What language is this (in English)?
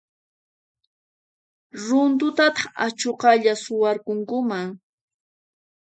Puno Quechua